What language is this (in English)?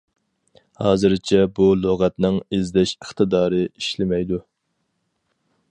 Uyghur